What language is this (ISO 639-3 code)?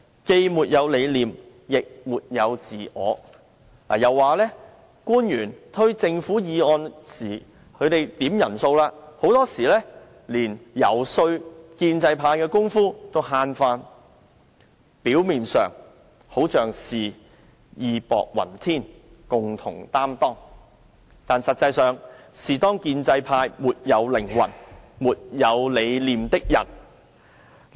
yue